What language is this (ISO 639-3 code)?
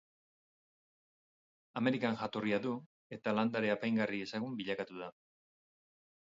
eus